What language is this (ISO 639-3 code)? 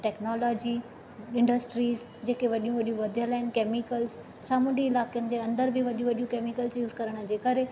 snd